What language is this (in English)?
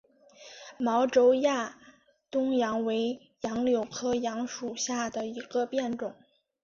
Chinese